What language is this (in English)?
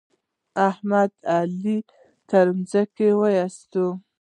Pashto